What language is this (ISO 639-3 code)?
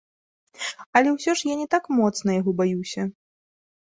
bel